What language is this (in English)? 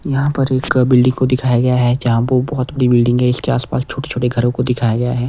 Hindi